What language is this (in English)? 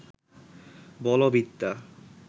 Bangla